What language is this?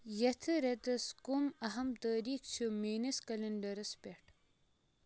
Kashmiri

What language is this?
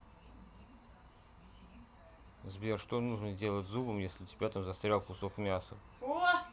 Russian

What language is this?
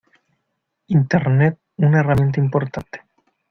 Spanish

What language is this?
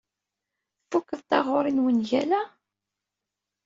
Kabyle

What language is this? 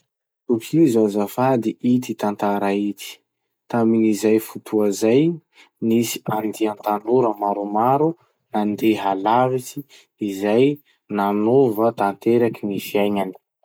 Masikoro Malagasy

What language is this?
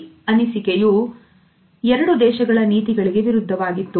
Kannada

